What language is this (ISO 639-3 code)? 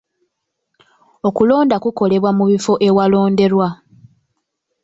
lug